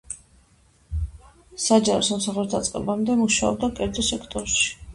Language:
Georgian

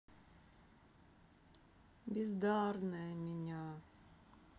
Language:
Russian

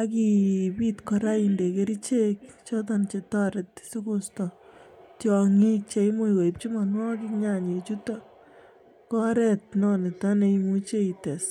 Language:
Kalenjin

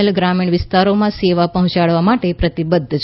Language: Gujarati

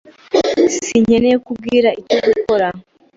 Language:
Kinyarwanda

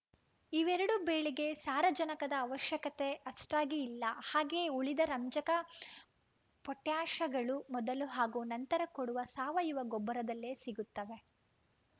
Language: Kannada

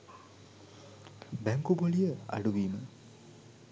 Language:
Sinhala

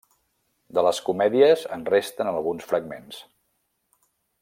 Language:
Catalan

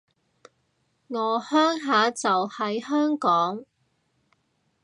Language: Cantonese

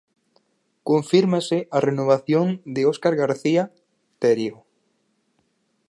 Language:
Galician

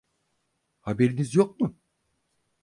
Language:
Turkish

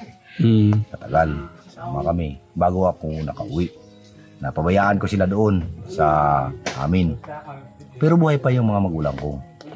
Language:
Filipino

